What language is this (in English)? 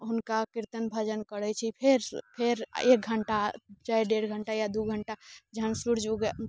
Maithili